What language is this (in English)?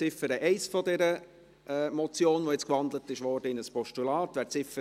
Swiss German